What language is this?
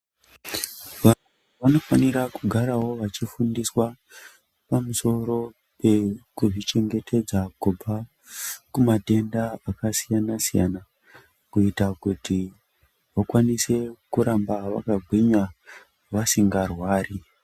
Ndau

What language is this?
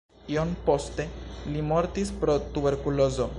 Esperanto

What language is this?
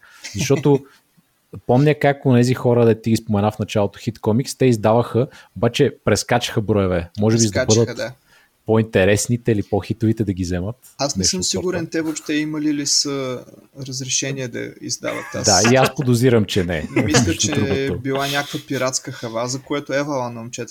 Bulgarian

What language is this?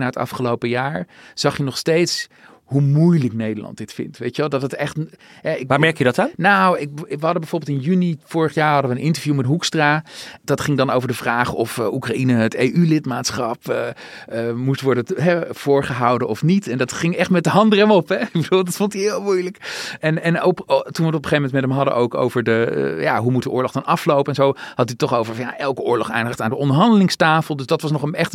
Dutch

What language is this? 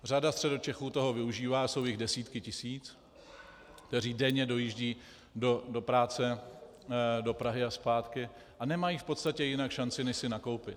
Czech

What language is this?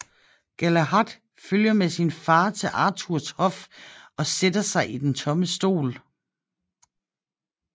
Danish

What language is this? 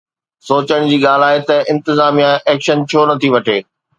Sindhi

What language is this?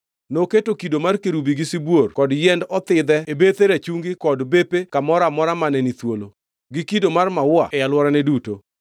Luo (Kenya and Tanzania)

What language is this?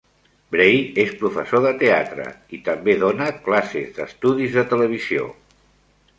Catalan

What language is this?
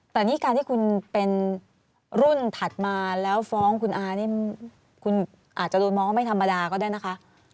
Thai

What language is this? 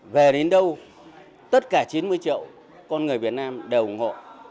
Vietnamese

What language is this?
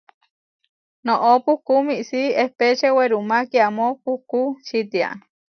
Huarijio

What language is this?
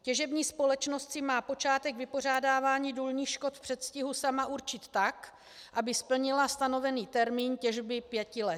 Czech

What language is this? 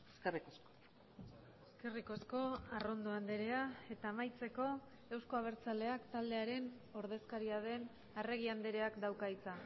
Basque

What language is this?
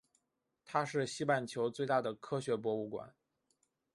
Chinese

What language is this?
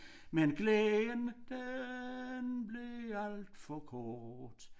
Danish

